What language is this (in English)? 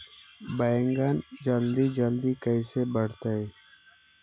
Magahi